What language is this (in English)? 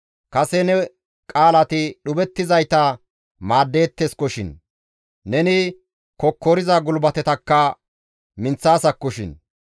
Gamo